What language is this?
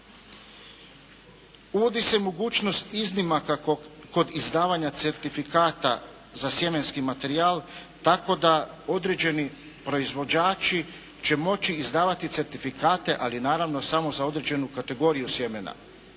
Croatian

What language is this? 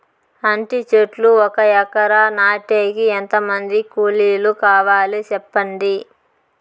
Telugu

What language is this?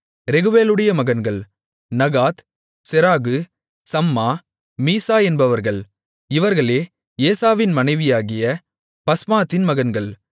Tamil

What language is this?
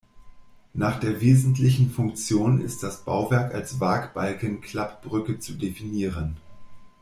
German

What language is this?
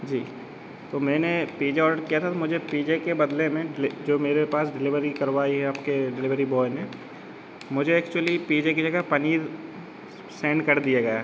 Hindi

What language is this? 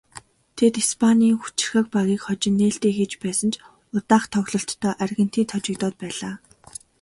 Mongolian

